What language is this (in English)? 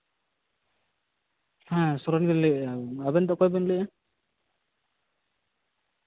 Santali